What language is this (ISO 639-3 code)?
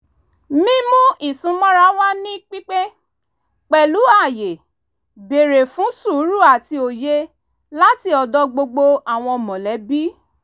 yor